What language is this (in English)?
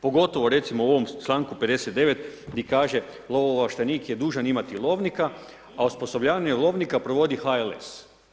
Croatian